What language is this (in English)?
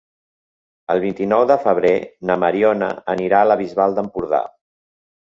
Catalan